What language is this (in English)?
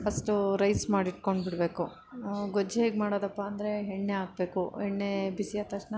Kannada